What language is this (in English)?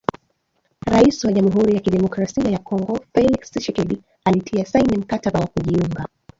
Swahili